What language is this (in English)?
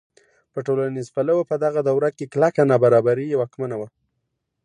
Pashto